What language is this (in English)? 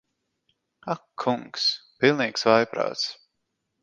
Latvian